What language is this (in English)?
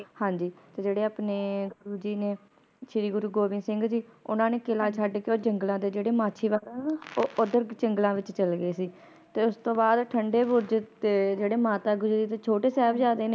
Punjabi